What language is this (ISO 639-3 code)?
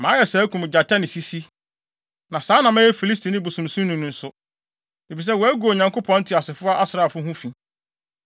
aka